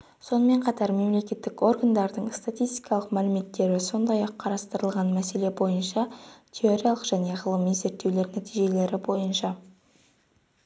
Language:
Kazakh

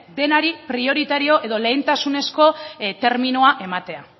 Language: Basque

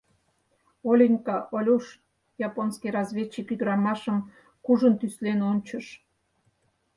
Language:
Mari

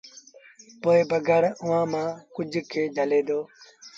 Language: Sindhi Bhil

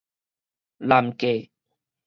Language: Min Nan Chinese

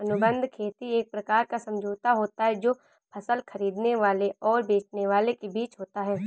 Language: Hindi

